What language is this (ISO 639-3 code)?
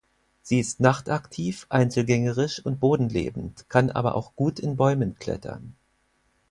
deu